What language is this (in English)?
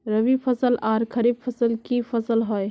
Magahi